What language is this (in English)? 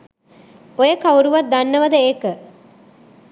Sinhala